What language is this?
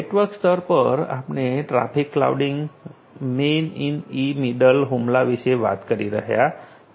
Gujarati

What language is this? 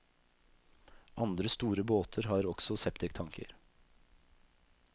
Norwegian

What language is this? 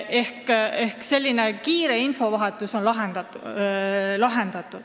Estonian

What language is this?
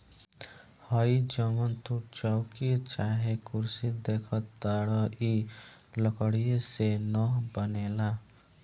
Bhojpuri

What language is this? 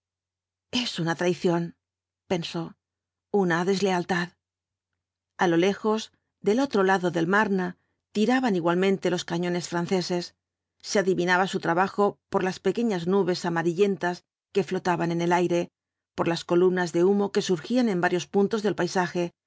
Spanish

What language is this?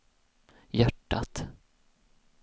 Swedish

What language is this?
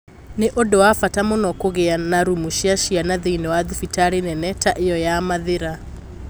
Kikuyu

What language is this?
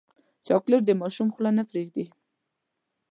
Pashto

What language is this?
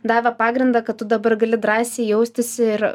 Lithuanian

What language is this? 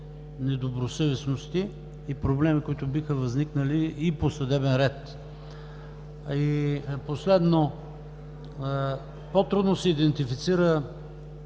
Bulgarian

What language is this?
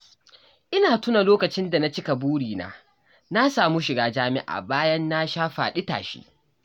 Hausa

